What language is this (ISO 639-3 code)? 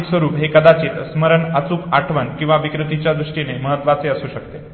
mar